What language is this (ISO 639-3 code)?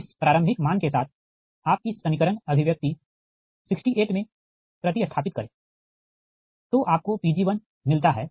hin